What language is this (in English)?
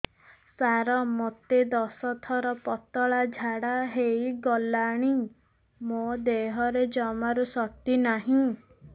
Odia